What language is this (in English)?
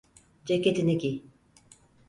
Turkish